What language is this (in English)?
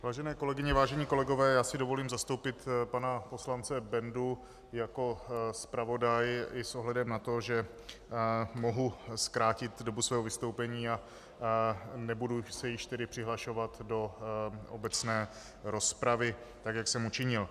Czech